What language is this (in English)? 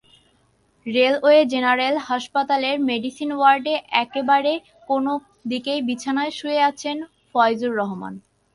Bangla